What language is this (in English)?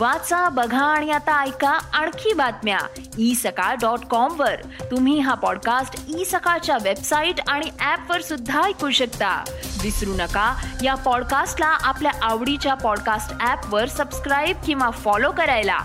Marathi